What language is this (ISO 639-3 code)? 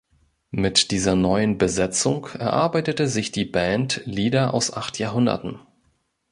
deu